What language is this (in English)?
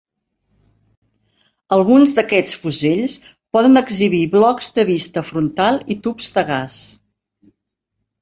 Catalan